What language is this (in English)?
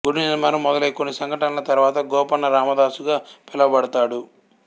Telugu